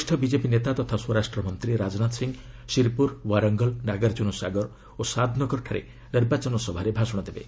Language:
Odia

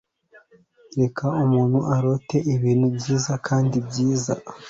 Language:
Kinyarwanda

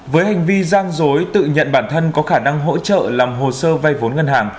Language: Vietnamese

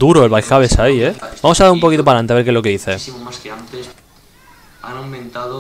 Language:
Spanish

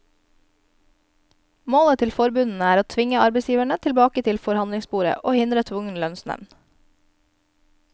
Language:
Norwegian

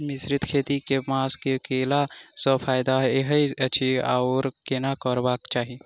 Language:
Maithili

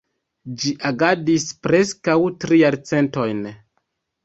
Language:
Esperanto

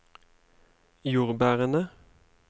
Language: Norwegian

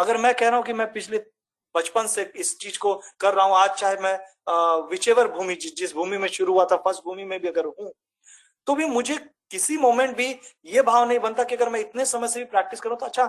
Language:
Hindi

